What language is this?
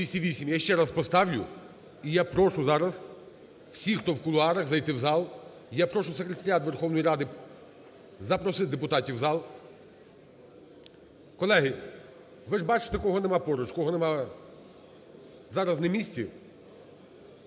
Ukrainian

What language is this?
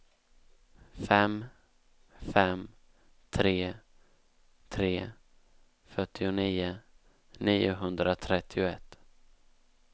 Swedish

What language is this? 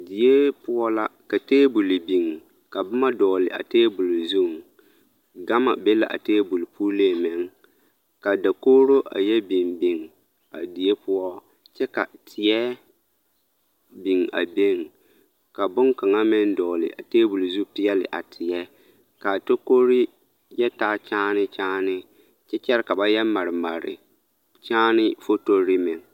Southern Dagaare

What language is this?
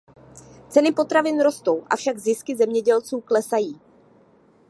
Czech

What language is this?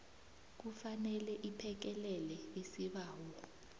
South Ndebele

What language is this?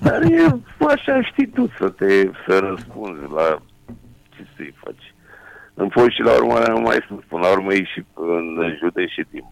Romanian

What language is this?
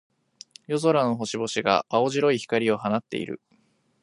Japanese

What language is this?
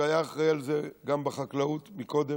Hebrew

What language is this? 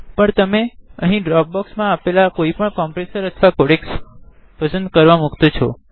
Gujarati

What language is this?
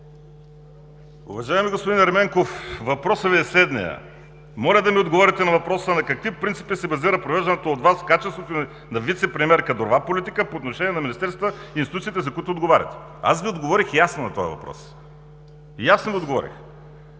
Bulgarian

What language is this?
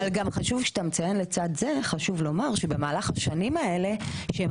Hebrew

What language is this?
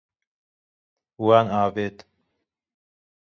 Kurdish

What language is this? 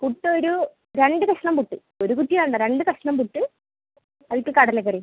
Malayalam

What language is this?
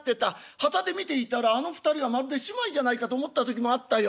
Japanese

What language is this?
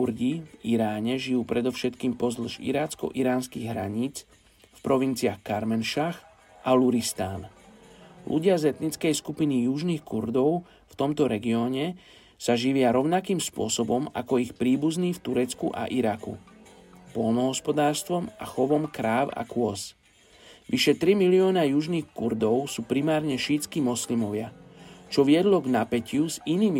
Slovak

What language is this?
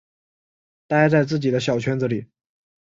Chinese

